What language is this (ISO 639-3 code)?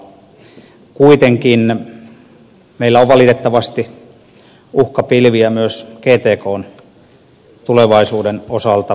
fin